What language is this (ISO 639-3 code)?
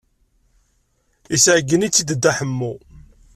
kab